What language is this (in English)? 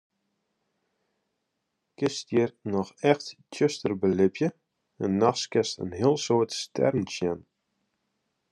Western Frisian